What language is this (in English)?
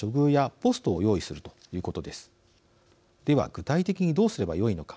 Japanese